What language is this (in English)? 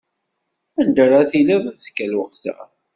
Kabyle